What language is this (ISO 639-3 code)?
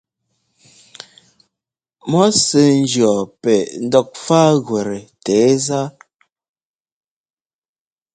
jgo